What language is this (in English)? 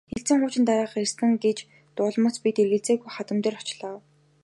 Mongolian